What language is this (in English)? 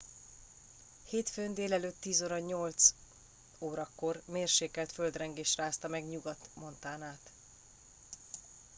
Hungarian